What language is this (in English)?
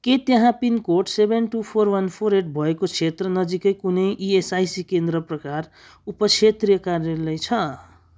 Nepali